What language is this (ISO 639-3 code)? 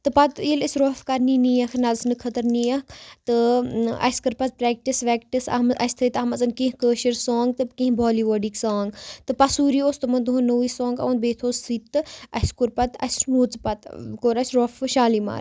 kas